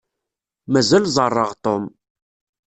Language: Kabyle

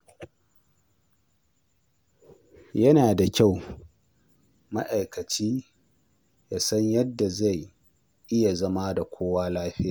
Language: Hausa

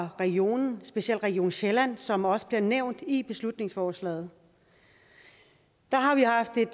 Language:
Danish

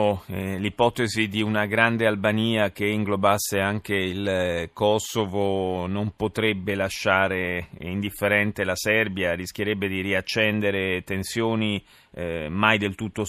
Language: Italian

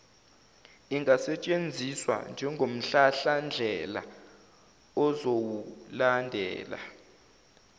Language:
Zulu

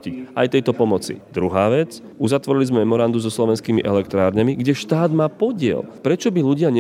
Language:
Slovak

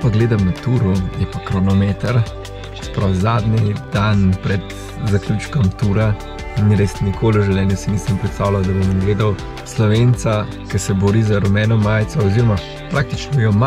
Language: Romanian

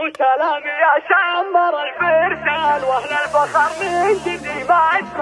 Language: Arabic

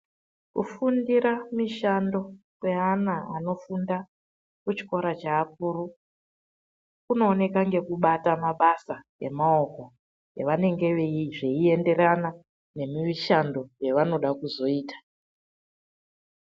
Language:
Ndau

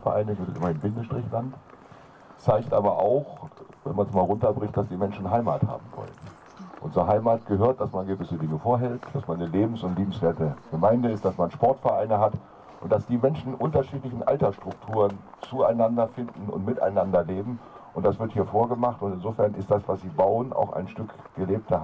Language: German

